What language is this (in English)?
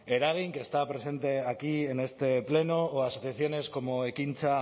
Spanish